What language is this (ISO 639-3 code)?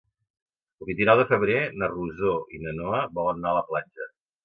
cat